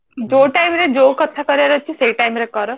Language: Odia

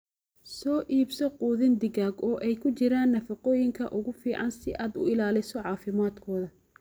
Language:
Somali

